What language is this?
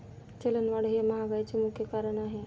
Marathi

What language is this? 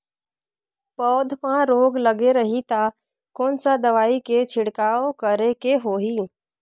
Chhattisgarhi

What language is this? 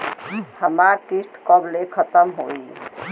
Bhojpuri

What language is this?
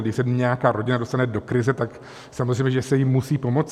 Czech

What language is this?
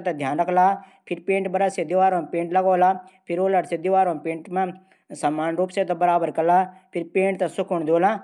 Garhwali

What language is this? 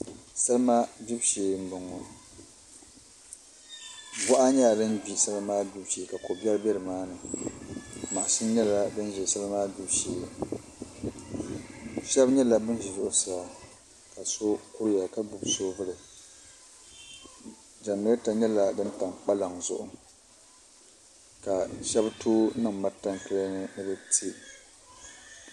Dagbani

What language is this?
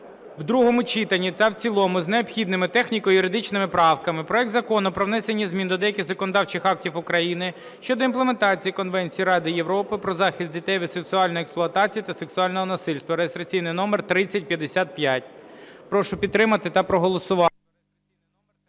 Ukrainian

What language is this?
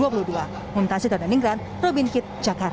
Indonesian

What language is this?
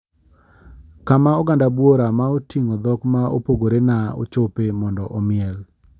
Luo (Kenya and Tanzania)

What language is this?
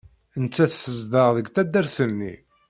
Kabyle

